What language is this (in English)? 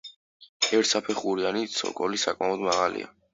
Georgian